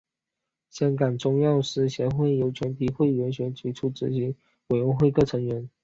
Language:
Chinese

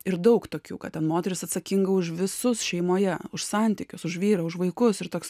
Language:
Lithuanian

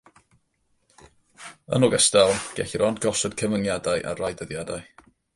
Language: Welsh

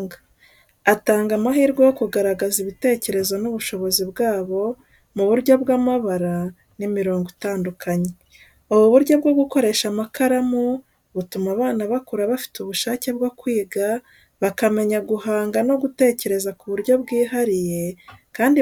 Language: Kinyarwanda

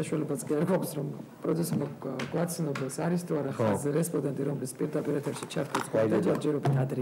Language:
Romanian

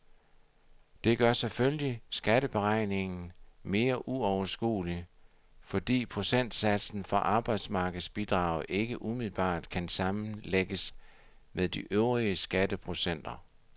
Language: Danish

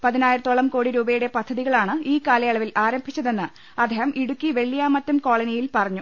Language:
Malayalam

